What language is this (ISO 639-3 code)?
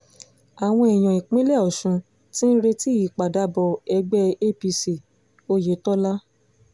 yor